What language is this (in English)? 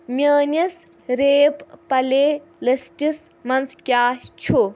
Kashmiri